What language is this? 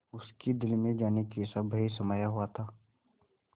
Hindi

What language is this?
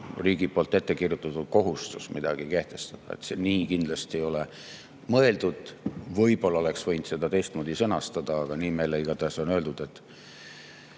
Estonian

